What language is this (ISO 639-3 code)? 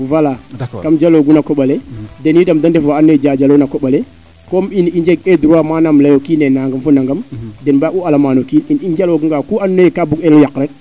srr